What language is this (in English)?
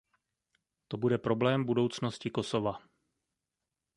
Czech